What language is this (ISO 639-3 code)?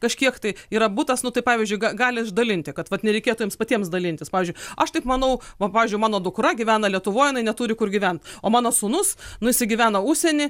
lit